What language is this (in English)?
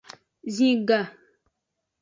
Aja (Benin)